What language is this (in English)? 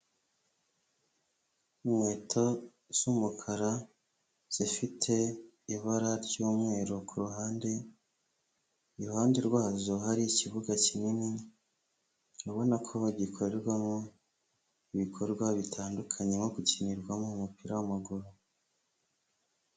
Kinyarwanda